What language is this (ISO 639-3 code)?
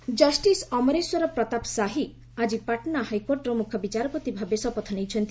ori